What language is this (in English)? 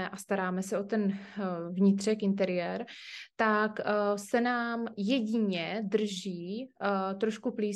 Czech